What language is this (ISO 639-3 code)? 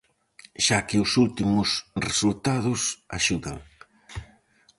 glg